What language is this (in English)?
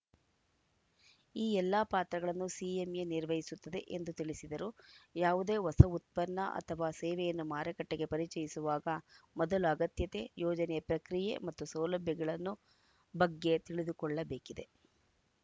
Kannada